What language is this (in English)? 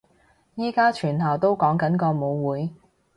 Cantonese